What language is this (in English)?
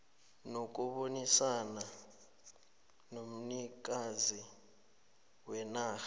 South Ndebele